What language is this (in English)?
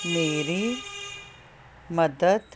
Punjabi